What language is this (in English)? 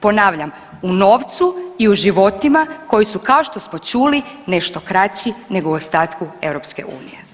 Croatian